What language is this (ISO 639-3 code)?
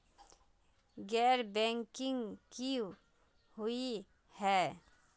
mag